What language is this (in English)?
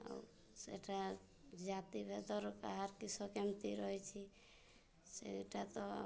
Odia